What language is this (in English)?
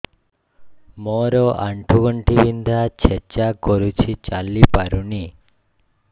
Odia